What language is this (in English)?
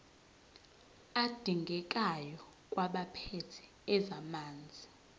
Zulu